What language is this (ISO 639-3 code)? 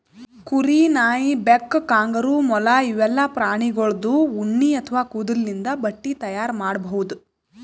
kan